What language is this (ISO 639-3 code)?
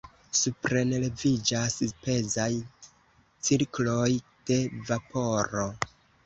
epo